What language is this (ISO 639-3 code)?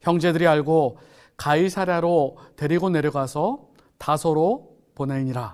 kor